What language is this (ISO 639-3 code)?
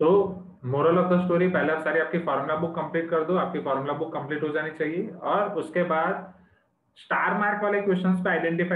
hin